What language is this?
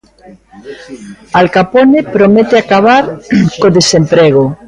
Galician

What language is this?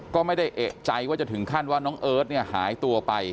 Thai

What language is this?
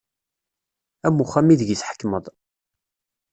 Kabyle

